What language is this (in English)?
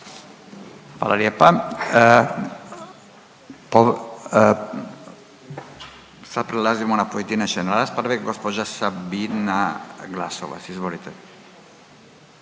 Croatian